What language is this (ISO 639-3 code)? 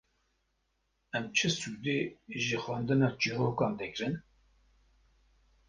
kur